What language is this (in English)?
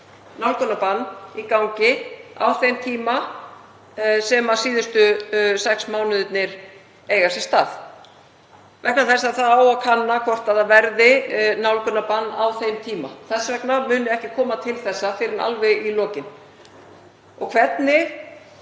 Icelandic